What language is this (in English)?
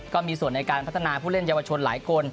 Thai